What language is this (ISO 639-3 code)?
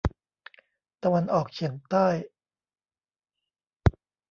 tha